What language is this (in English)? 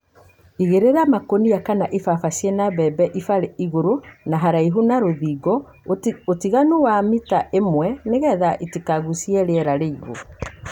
Kikuyu